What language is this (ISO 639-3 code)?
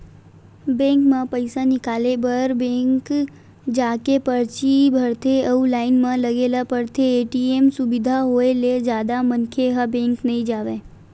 hne